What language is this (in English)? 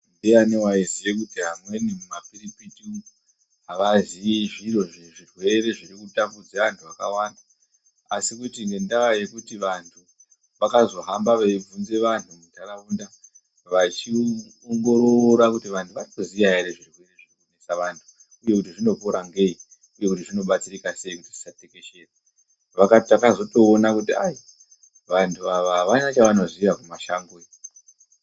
Ndau